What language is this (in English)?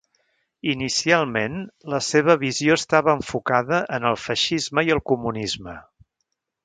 Catalan